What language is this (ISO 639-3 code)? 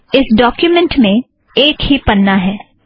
hin